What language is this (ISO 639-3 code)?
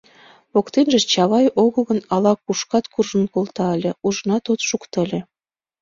chm